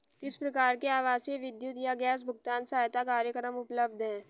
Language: Hindi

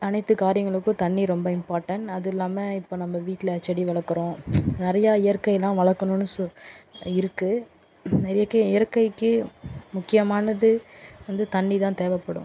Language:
Tamil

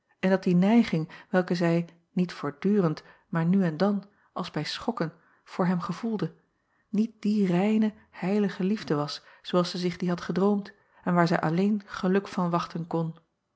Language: Dutch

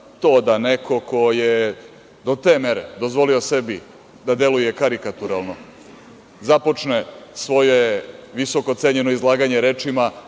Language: Serbian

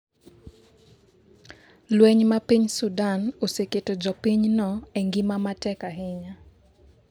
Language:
Luo (Kenya and Tanzania)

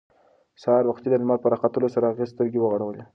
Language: Pashto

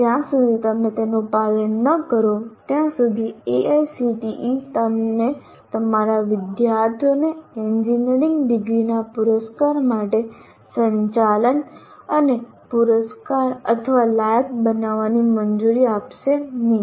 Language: Gujarati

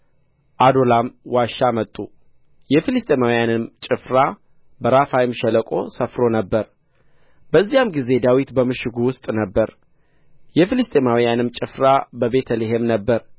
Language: Amharic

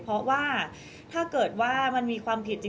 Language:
Thai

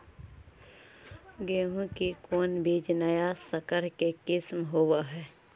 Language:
Magahi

